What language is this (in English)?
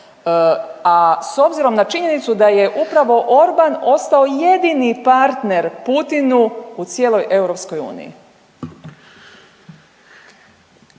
Croatian